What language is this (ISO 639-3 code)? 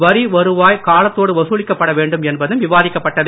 tam